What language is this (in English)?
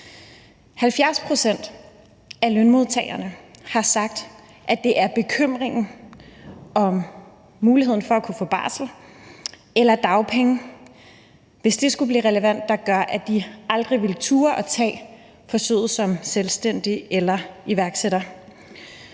Danish